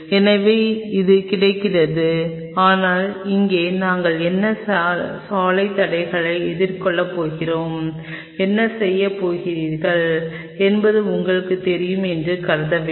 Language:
Tamil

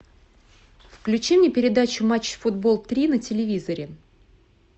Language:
Russian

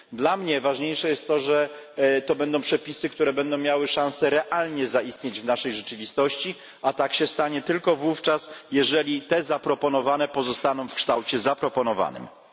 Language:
Polish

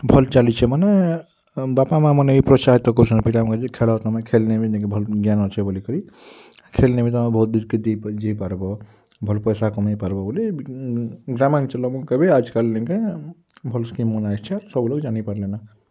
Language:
Odia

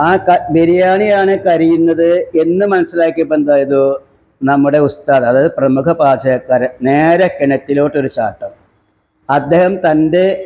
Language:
Malayalam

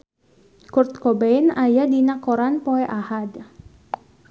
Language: Sundanese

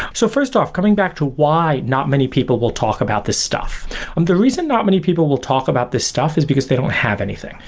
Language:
English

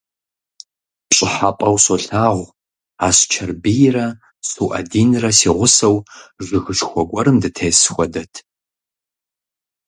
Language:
Kabardian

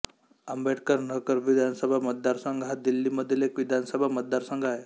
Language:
Marathi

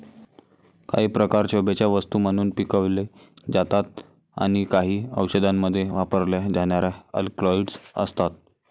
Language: Marathi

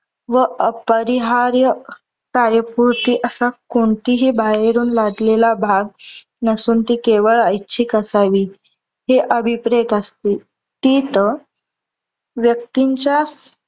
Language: Marathi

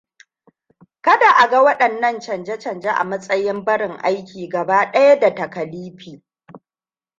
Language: Hausa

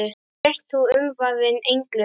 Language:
Icelandic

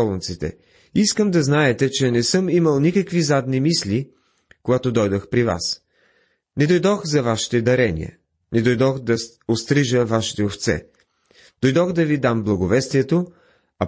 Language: Bulgarian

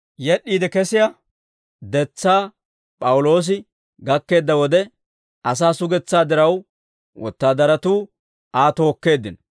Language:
Dawro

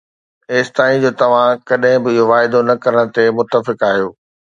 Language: Sindhi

